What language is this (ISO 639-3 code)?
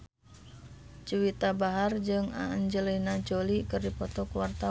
sun